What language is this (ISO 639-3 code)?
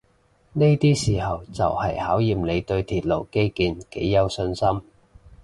yue